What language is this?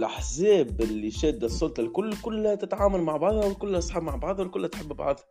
Arabic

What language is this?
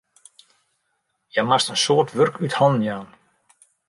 Western Frisian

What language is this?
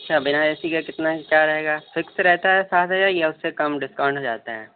Urdu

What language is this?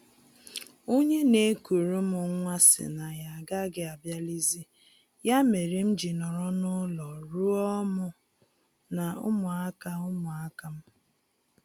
Igbo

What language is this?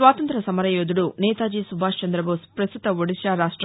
Telugu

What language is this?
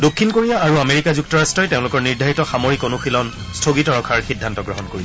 Assamese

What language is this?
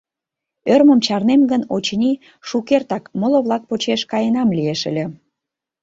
Mari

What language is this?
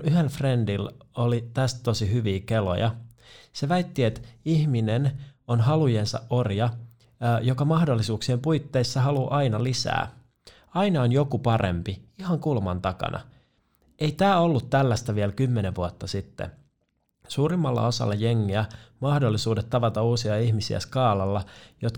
Finnish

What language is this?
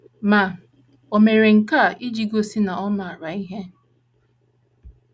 Igbo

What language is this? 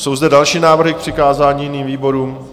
Czech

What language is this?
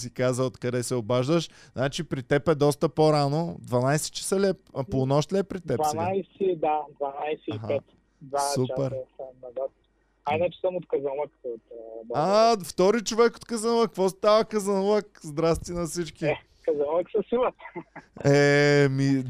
Bulgarian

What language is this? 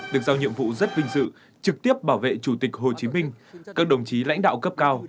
Vietnamese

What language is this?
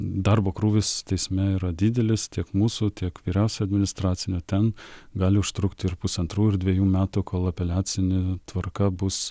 Lithuanian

